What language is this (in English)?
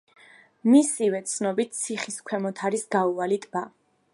Georgian